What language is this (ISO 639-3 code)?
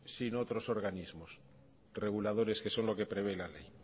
spa